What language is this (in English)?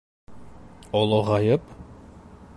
Bashkir